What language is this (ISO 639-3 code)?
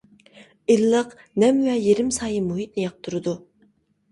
uig